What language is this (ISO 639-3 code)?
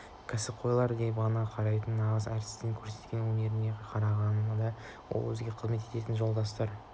kaz